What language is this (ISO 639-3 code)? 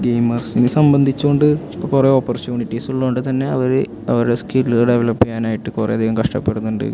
mal